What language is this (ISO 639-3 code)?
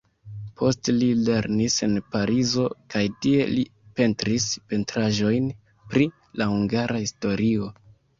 epo